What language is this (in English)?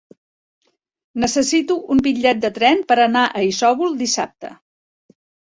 Catalan